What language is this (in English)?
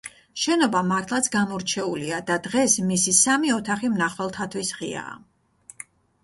Georgian